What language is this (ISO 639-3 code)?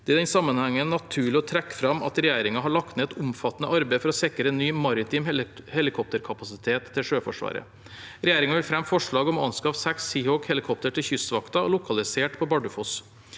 nor